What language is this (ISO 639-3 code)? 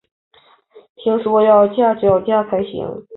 zho